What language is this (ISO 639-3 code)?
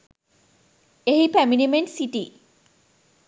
sin